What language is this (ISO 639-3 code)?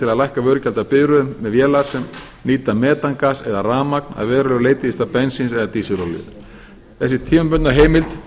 isl